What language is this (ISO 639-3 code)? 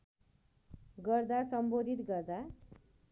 nep